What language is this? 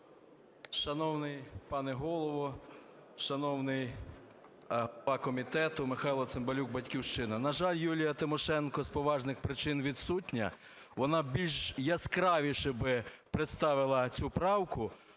Ukrainian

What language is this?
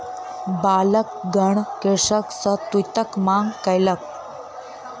Maithili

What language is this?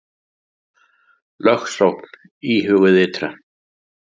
Icelandic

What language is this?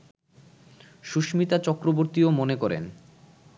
Bangla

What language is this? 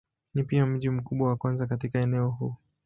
Swahili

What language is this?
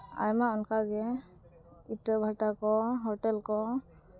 Santali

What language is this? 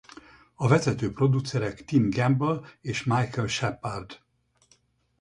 Hungarian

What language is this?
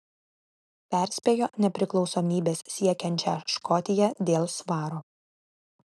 Lithuanian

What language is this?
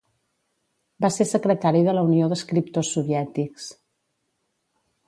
Catalan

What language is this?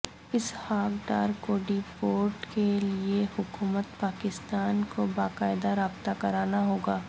Urdu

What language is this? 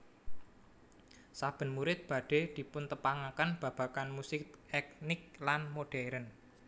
Javanese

